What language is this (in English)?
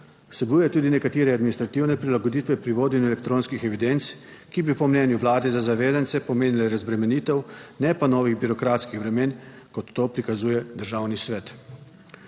Slovenian